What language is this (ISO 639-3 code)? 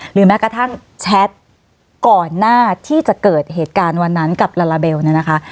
tha